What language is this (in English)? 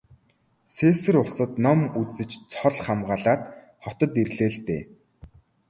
Mongolian